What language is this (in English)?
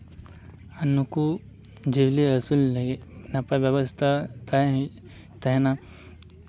Santali